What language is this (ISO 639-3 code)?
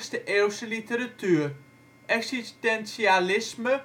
nld